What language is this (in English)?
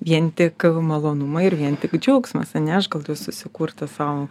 Lithuanian